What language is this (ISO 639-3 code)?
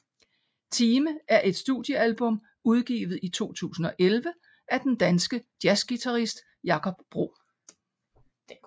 dan